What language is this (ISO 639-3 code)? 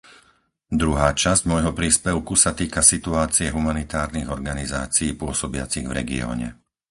slk